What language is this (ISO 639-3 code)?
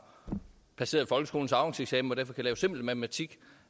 dan